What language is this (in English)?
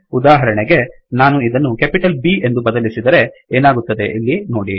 Kannada